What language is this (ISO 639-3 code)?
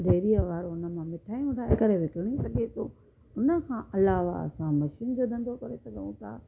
snd